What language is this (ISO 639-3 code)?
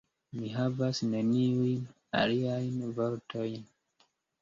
epo